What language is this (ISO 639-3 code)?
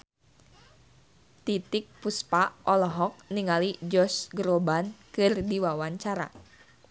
sun